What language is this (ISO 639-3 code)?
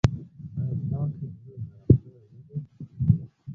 pus